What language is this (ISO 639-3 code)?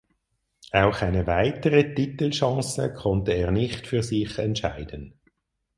deu